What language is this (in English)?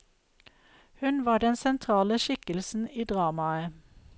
Norwegian